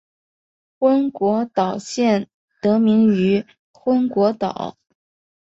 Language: Chinese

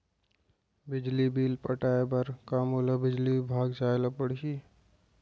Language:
Chhattisgarhi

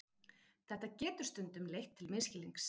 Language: Icelandic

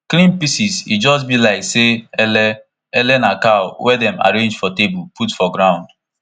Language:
Nigerian Pidgin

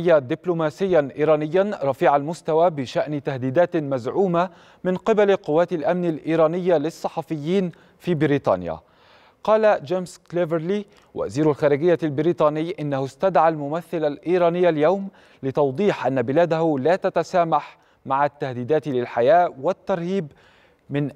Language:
Arabic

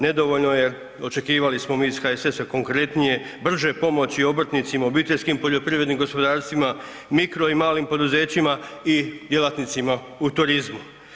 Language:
Croatian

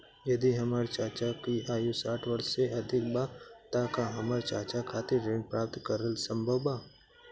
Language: Bhojpuri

